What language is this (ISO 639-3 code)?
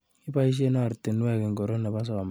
kln